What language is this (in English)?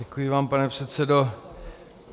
Czech